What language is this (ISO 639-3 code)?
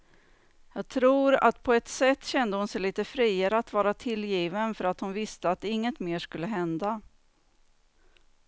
swe